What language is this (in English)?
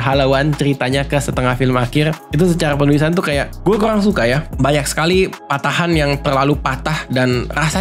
Indonesian